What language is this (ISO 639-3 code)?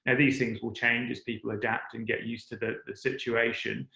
eng